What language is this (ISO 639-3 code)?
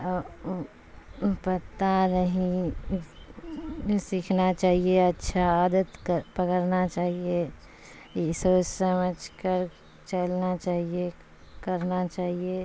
urd